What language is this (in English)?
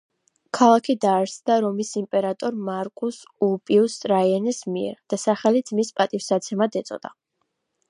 Georgian